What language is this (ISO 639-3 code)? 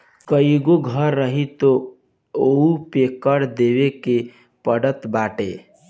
bho